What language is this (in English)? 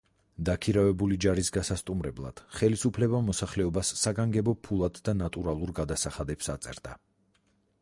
Georgian